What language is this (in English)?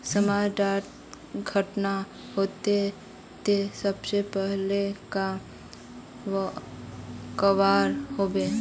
Magahi